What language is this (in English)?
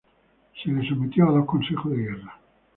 Spanish